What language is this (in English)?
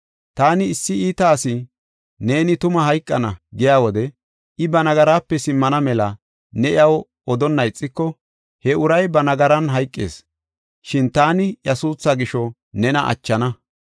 Gofa